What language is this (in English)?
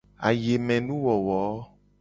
Gen